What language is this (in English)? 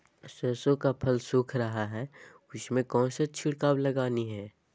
Magahi